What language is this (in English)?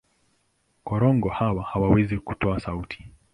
Swahili